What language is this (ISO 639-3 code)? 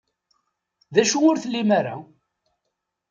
kab